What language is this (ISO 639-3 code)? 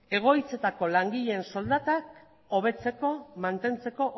eus